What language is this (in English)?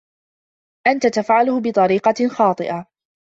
Arabic